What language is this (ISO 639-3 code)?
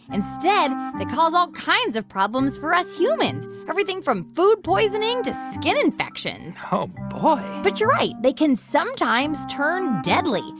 eng